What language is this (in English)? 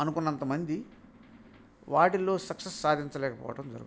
Telugu